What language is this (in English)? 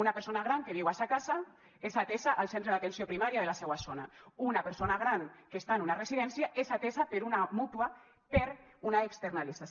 Catalan